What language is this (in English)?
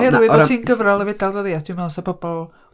Welsh